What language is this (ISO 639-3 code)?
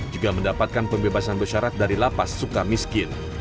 ind